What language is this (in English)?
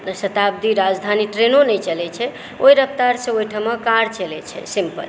Maithili